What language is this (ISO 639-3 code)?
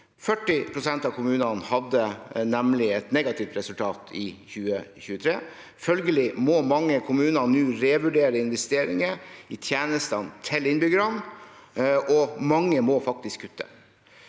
nor